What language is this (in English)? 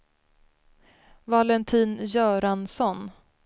Swedish